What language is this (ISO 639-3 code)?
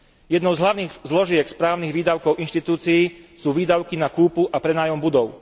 slk